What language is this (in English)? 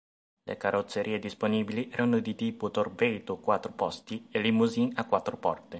Italian